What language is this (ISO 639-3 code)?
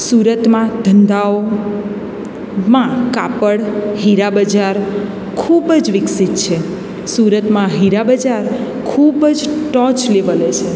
guj